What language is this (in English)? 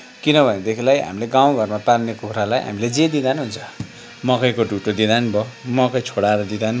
Nepali